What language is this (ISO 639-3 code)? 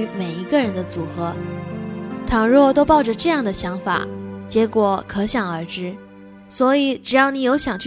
zho